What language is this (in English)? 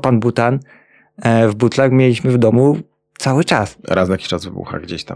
Polish